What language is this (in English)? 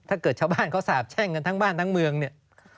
Thai